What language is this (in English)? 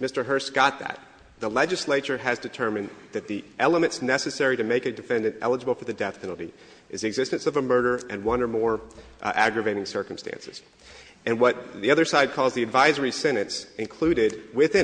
English